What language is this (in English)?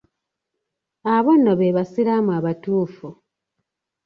Ganda